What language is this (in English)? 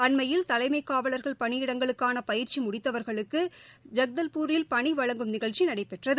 Tamil